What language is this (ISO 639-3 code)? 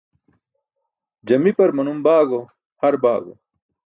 bsk